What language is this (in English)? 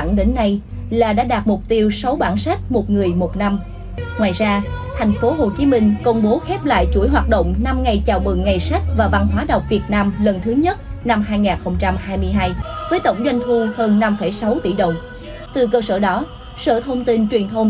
Vietnamese